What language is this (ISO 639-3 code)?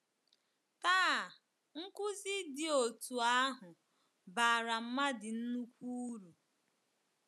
ibo